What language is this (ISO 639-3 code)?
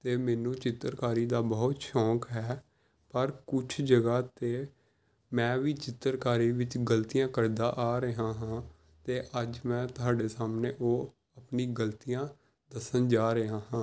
pan